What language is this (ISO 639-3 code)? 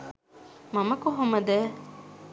sin